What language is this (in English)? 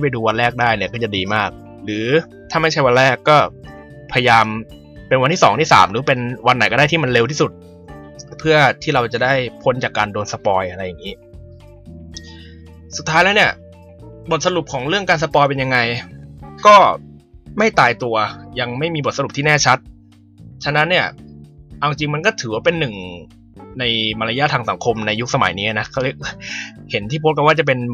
Thai